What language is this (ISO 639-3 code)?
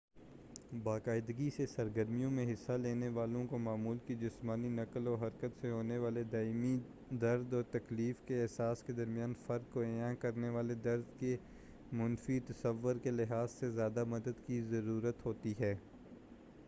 urd